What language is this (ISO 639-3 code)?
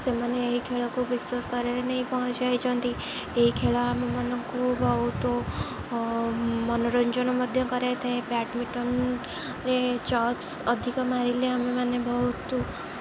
ori